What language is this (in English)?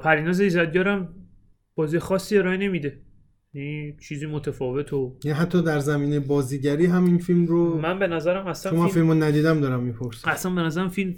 Persian